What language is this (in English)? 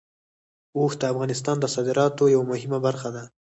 Pashto